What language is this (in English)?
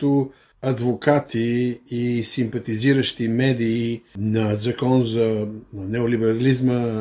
Bulgarian